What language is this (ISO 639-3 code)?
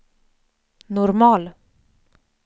swe